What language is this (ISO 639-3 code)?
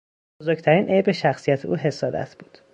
fas